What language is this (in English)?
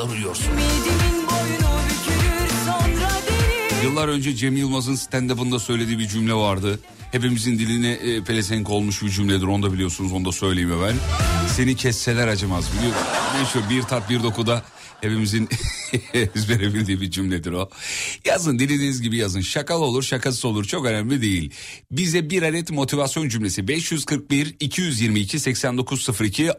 Turkish